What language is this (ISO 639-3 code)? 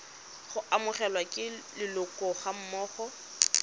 tsn